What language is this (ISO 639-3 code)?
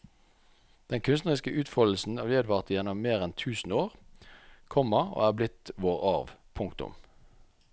nor